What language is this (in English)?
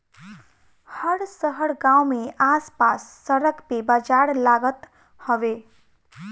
Bhojpuri